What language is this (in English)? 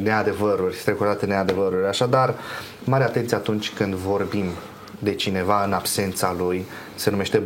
Romanian